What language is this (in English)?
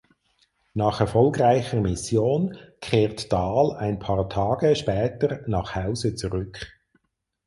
German